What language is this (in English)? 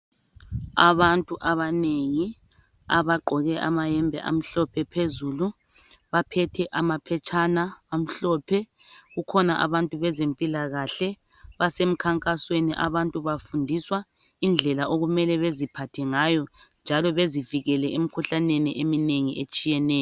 North Ndebele